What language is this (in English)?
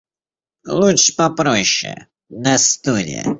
Russian